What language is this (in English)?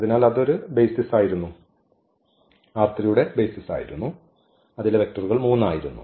Malayalam